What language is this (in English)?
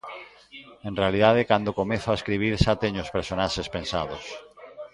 Galician